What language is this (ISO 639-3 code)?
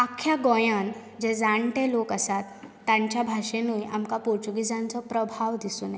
kok